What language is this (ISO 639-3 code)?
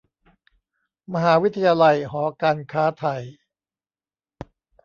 tha